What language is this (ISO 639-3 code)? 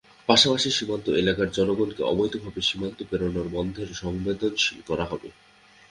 ben